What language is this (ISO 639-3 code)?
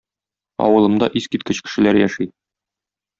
tat